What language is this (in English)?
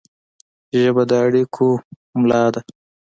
Pashto